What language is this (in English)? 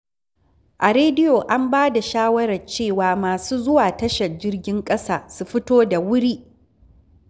Hausa